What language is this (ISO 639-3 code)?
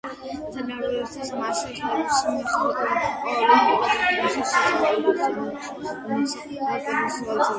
kat